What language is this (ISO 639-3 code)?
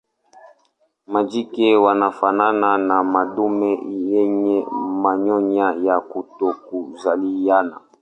swa